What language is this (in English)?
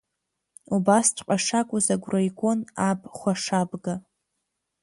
Abkhazian